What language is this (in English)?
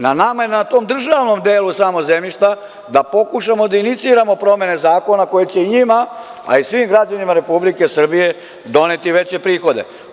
Serbian